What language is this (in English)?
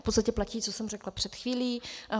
Czech